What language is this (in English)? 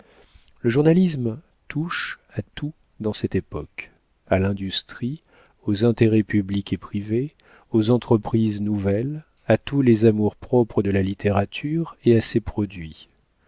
French